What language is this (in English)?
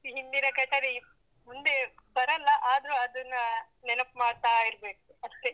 Kannada